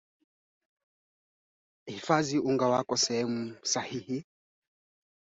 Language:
Swahili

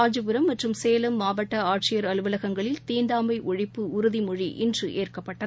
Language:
Tamil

